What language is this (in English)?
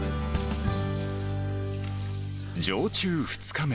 Japanese